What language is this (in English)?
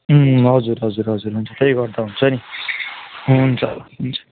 Nepali